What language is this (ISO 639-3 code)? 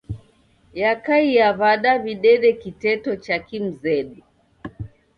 dav